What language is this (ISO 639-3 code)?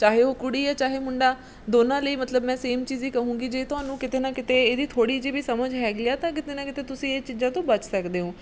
pan